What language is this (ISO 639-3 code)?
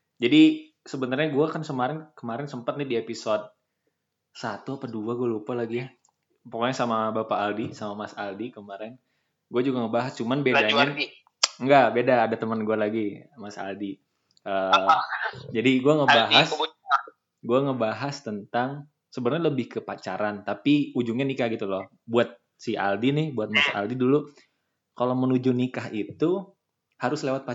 ind